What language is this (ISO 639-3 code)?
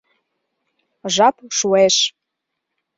chm